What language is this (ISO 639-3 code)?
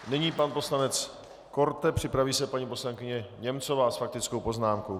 ces